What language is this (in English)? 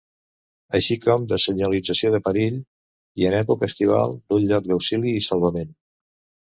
Catalan